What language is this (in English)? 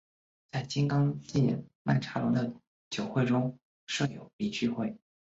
Chinese